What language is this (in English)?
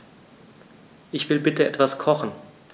German